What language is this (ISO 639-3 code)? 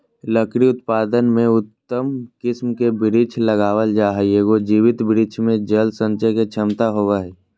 mag